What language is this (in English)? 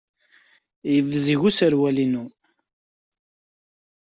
Kabyle